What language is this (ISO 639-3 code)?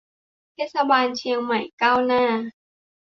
tha